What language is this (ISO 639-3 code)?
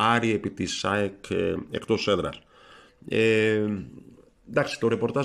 ell